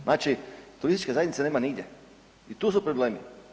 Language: Croatian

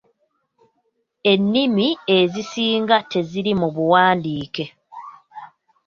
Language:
Ganda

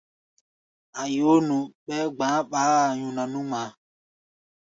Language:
Gbaya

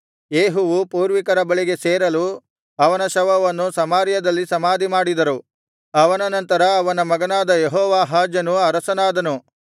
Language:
Kannada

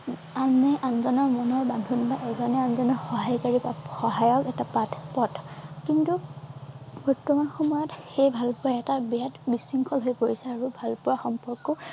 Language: Assamese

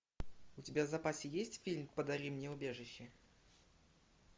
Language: Russian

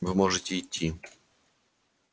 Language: Russian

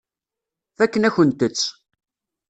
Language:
Kabyle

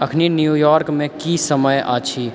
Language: Maithili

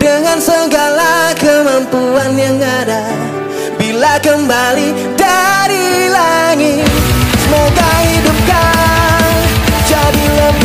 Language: Indonesian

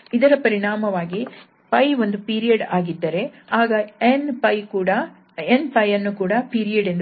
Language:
Kannada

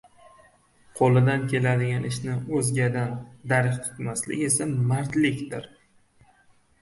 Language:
Uzbek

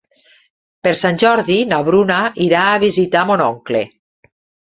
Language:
Catalan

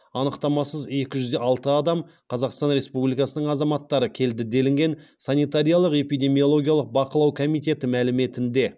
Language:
Kazakh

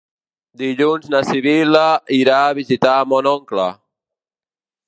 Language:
Catalan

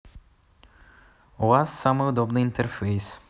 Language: Russian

